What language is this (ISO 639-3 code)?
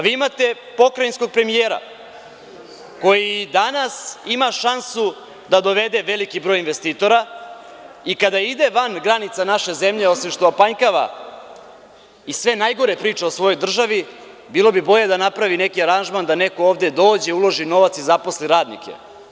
srp